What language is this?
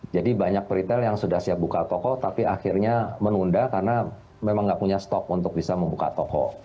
Indonesian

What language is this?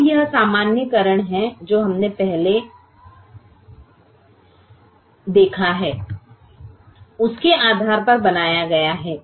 Hindi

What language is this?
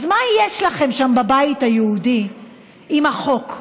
Hebrew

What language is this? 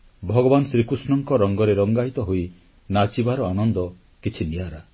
Odia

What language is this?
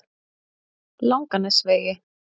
Icelandic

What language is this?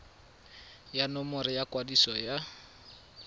Tswana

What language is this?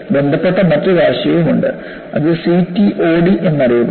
Malayalam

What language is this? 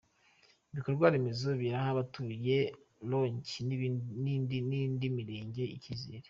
Kinyarwanda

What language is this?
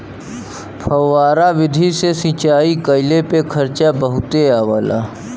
Bhojpuri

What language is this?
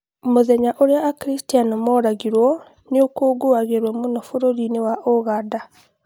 Kikuyu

